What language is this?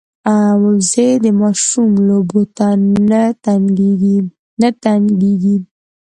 Pashto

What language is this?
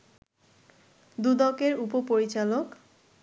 Bangla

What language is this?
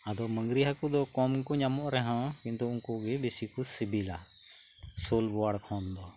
Santali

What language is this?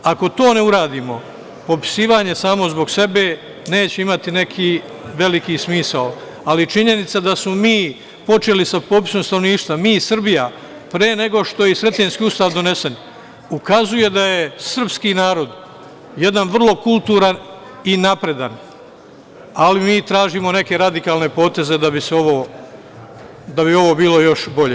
Serbian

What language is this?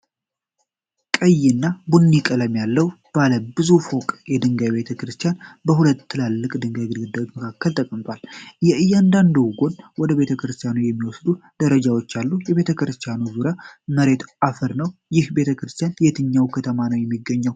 Amharic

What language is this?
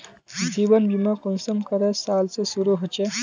Magahi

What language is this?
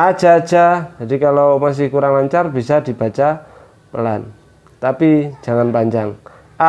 Indonesian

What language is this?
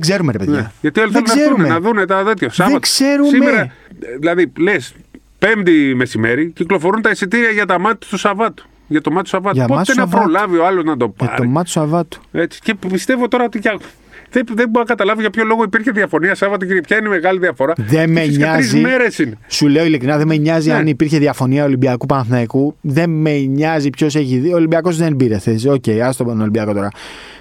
Greek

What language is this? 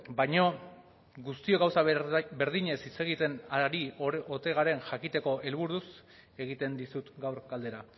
Basque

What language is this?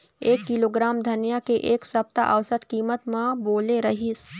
Chhattisgarhi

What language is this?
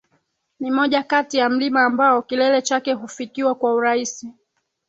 Swahili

